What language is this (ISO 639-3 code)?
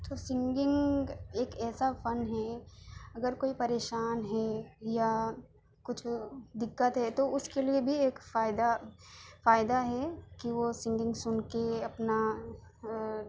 urd